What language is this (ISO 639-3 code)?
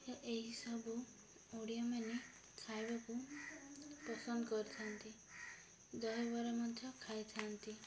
ori